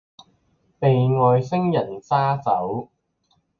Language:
Chinese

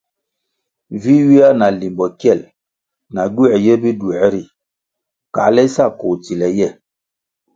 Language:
Kwasio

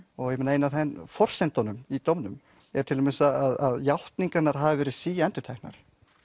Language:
Icelandic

